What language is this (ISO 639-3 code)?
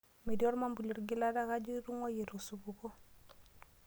mas